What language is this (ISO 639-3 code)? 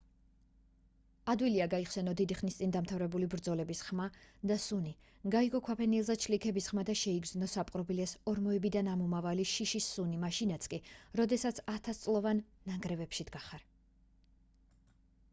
kat